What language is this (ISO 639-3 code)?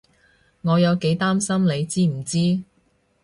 yue